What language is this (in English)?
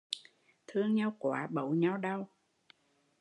Vietnamese